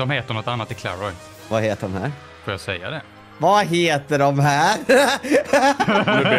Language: Swedish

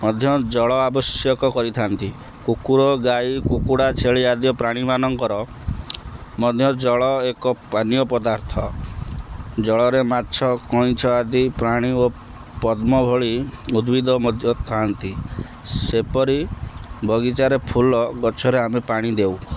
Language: Odia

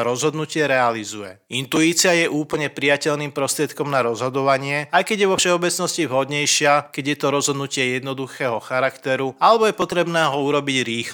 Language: Slovak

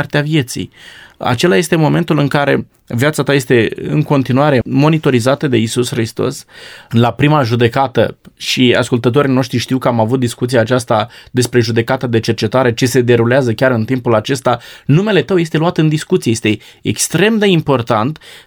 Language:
Romanian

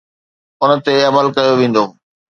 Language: Sindhi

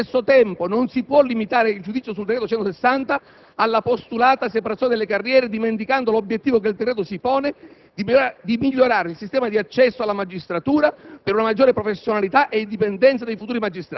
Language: Italian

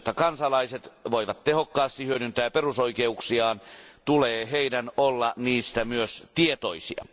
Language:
Finnish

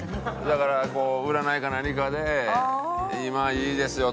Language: Japanese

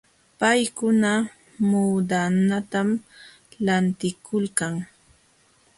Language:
Jauja Wanca Quechua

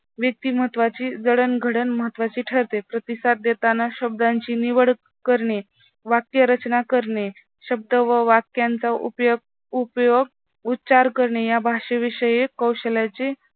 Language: Marathi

